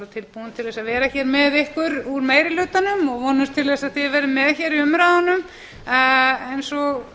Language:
Icelandic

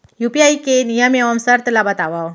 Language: Chhattisgarhi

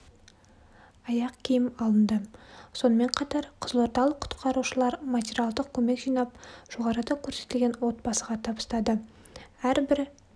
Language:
Kazakh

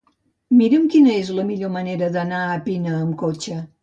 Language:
Catalan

